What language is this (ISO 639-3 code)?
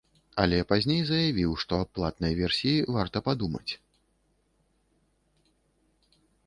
bel